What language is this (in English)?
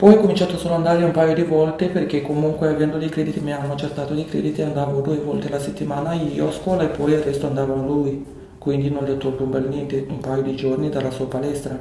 Italian